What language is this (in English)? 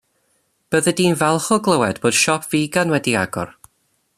Welsh